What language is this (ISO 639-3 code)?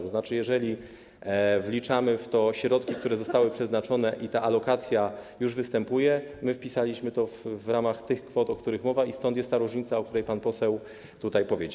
pol